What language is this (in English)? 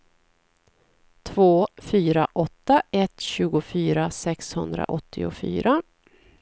Swedish